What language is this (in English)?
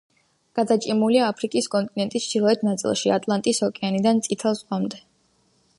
Georgian